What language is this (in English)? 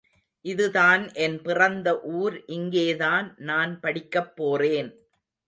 Tamil